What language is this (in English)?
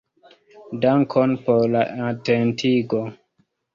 Esperanto